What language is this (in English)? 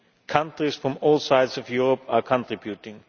English